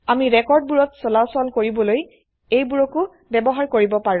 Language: Assamese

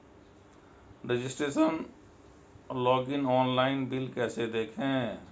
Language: Hindi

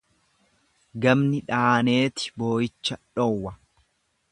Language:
Oromo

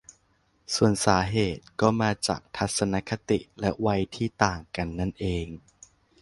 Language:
Thai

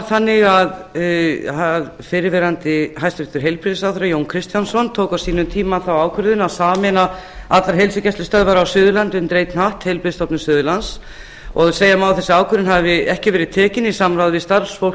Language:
Icelandic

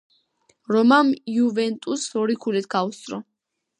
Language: Georgian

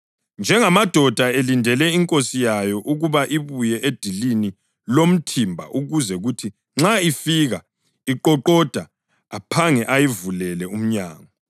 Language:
North Ndebele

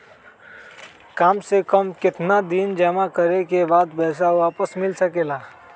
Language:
Magahi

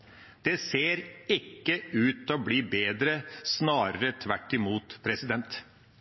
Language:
Norwegian Bokmål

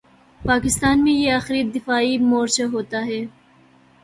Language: Urdu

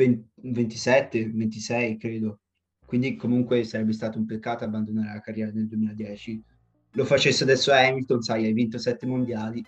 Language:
Italian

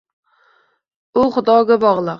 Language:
Uzbek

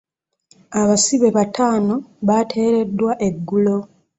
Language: Ganda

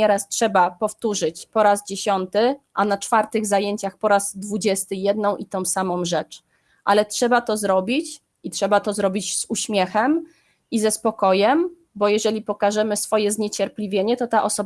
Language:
Polish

